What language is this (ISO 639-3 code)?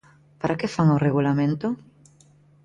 glg